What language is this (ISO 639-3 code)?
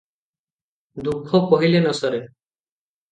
ori